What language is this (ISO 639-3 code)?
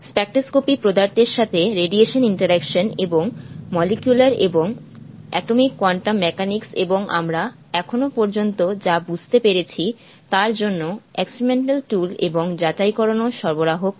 ben